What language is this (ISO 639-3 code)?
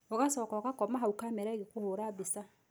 kik